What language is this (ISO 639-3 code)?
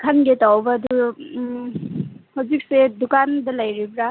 mni